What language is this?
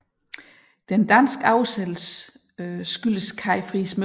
Danish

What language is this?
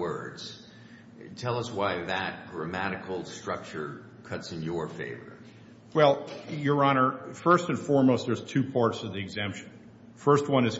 English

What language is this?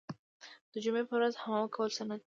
Pashto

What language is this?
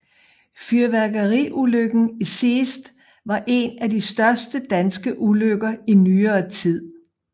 Danish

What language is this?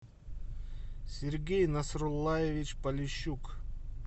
Russian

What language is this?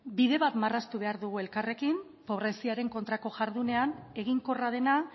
Basque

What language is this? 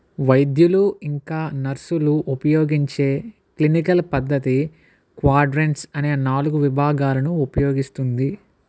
Telugu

